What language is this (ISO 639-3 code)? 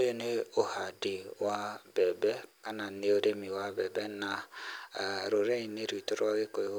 kik